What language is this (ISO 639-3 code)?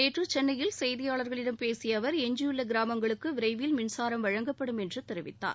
tam